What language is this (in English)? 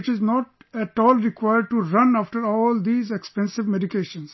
English